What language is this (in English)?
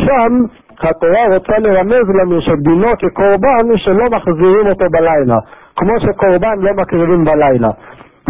Hebrew